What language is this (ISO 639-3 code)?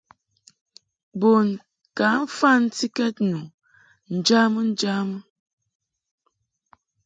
mhk